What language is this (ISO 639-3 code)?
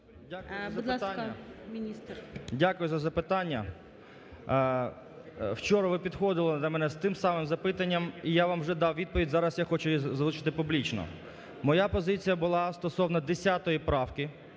ukr